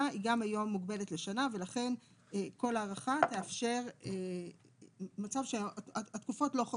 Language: Hebrew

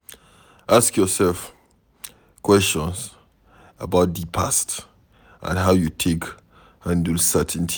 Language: Nigerian Pidgin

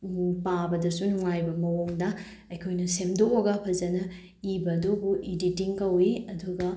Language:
Manipuri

